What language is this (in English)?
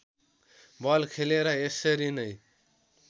Nepali